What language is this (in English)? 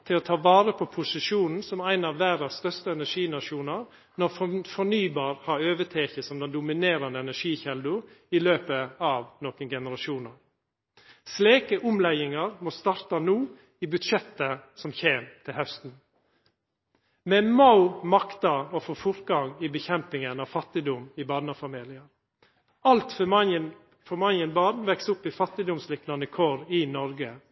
Norwegian Nynorsk